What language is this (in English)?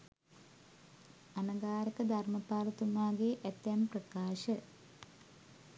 Sinhala